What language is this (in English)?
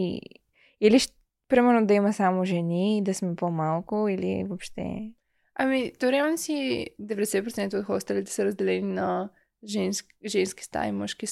Bulgarian